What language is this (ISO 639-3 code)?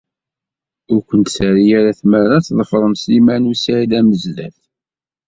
kab